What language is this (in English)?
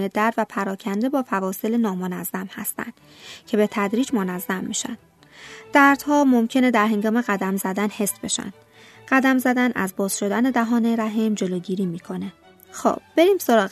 Persian